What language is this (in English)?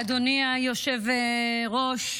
Hebrew